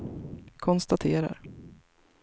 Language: Swedish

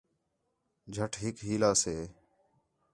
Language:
Khetrani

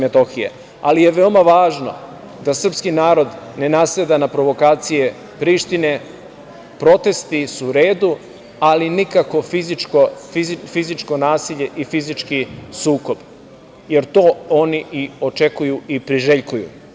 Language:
Serbian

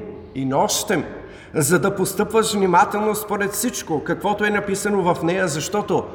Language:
Bulgarian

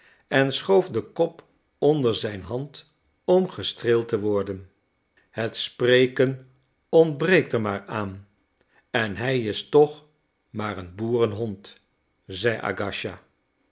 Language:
Dutch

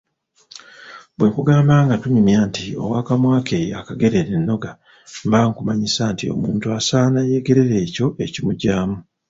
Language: Ganda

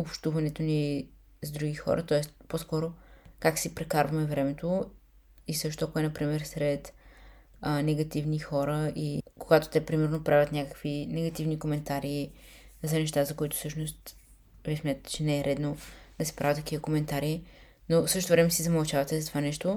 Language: Bulgarian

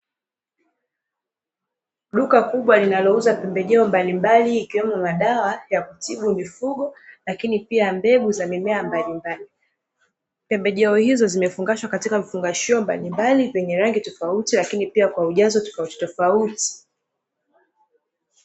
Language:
Swahili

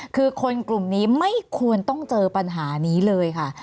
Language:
Thai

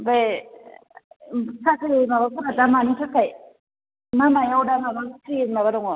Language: Bodo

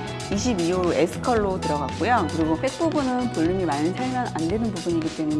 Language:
Korean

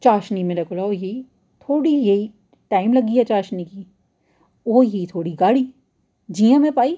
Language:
Dogri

